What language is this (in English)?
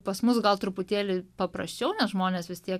Lithuanian